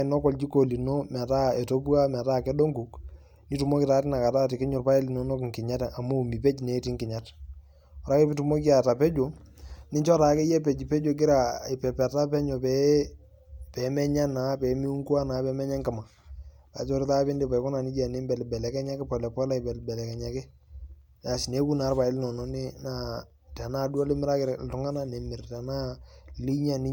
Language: Masai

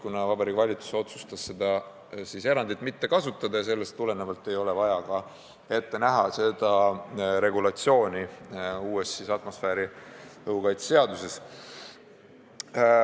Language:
Estonian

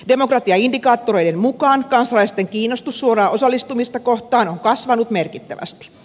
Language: Finnish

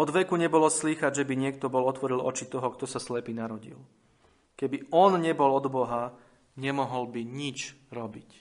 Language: Slovak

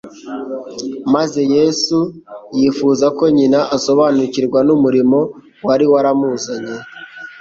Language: Kinyarwanda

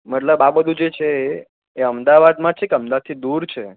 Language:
Gujarati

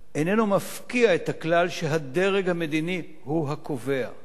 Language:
Hebrew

